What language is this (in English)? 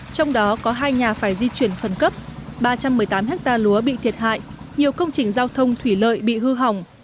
Vietnamese